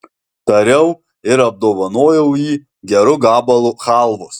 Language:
Lithuanian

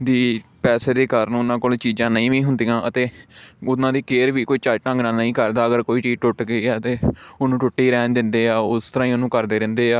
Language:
Punjabi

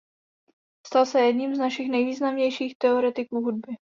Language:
Czech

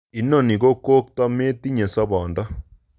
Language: Kalenjin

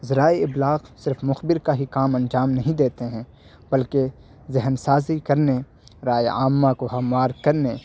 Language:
Urdu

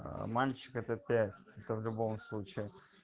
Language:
Russian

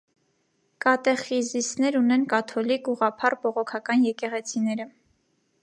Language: Armenian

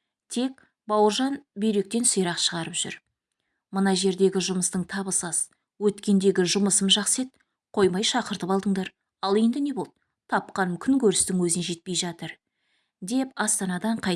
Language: Turkish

